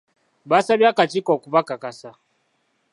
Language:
Ganda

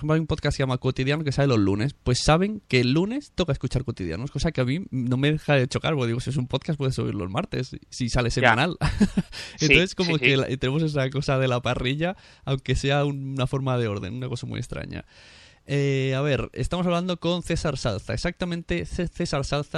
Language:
Spanish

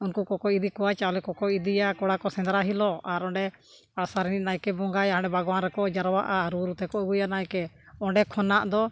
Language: Santali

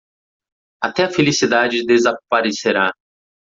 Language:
Portuguese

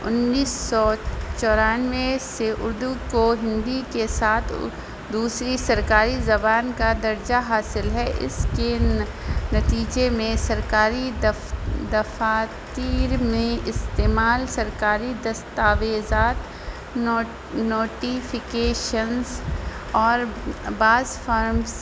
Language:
Urdu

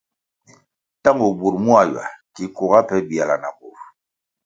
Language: Kwasio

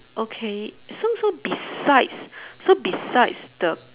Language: English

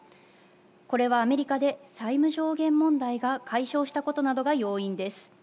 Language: Japanese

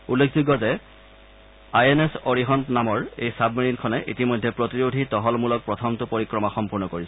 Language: Assamese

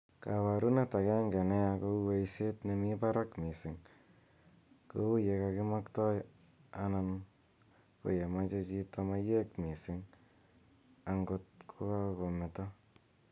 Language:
Kalenjin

